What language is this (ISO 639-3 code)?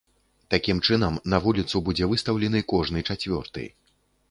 bel